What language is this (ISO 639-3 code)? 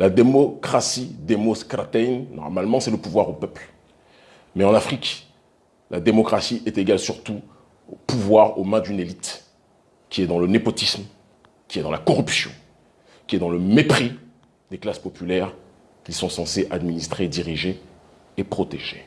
fra